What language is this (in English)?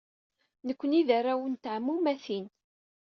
Kabyle